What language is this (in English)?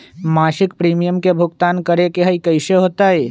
Magahi